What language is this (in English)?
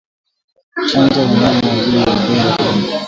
Swahili